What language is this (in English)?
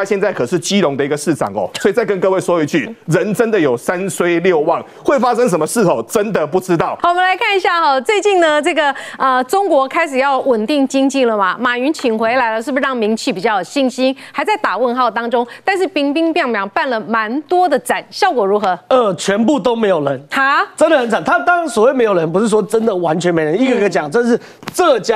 Chinese